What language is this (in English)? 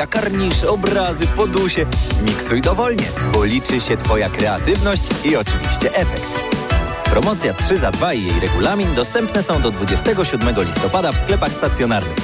Polish